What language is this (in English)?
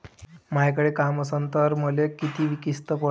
Marathi